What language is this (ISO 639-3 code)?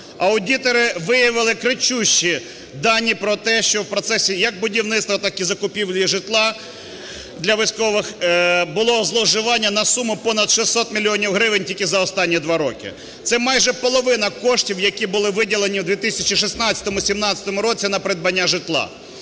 ukr